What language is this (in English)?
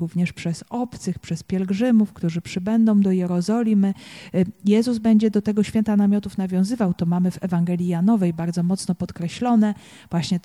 Polish